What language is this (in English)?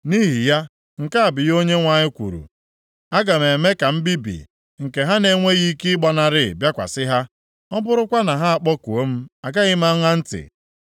Igbo